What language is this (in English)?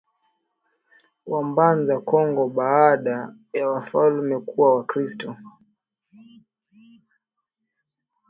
Swahili